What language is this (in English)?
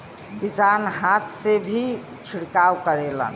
Bhojpuri